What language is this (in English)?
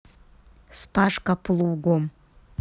Russian